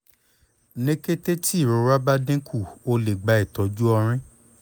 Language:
Yoruba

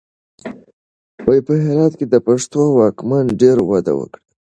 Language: Pashto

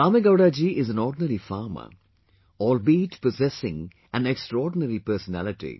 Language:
English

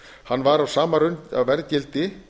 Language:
Icelandic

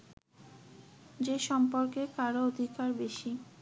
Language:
Bangla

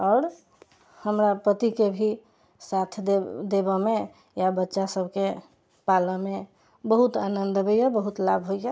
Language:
Maithili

